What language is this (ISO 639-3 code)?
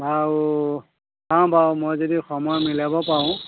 asm